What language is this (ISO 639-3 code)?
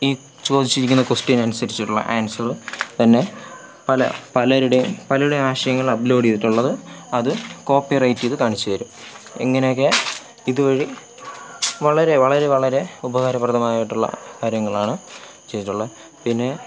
mal